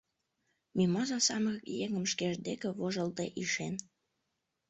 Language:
Mari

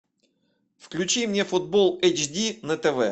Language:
Russian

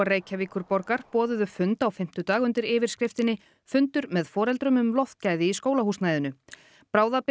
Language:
Icelandic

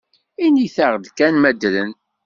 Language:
Kabyle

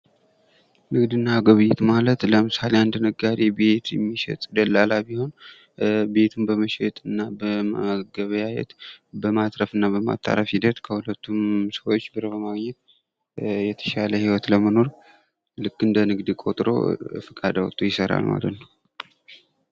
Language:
Amharic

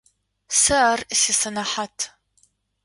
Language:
Adyghe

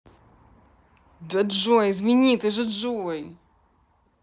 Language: Russian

